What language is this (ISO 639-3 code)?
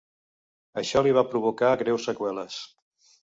cat